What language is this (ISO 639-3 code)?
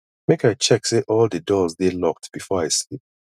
pcm